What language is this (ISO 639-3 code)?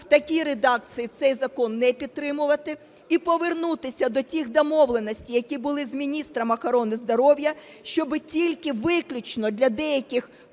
ukr